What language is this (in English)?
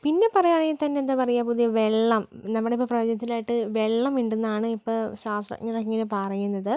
Malayalam